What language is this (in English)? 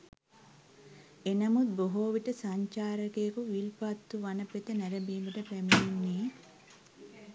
Sinhala